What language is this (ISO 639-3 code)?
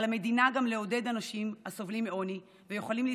heb